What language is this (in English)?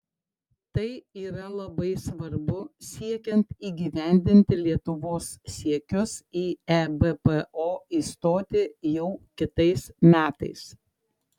Lithuanian